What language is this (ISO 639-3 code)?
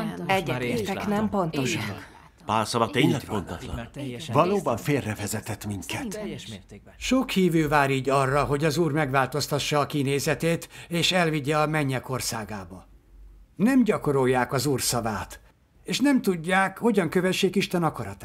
hun